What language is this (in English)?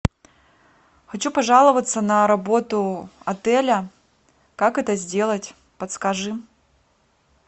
Russian